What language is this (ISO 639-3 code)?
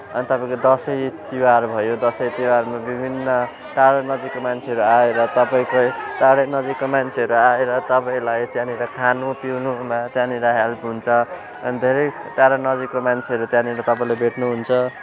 nep